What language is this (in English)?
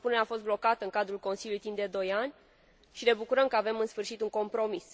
Romanian